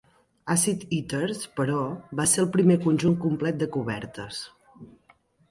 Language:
Catalan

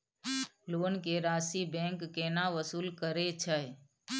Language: Maithili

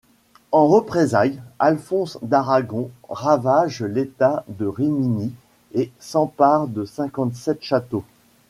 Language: French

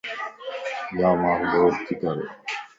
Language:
Lasi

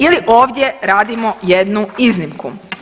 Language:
Croatian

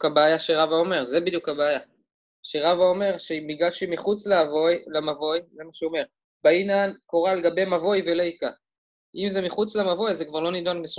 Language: Hebrew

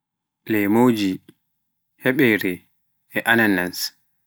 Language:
Pular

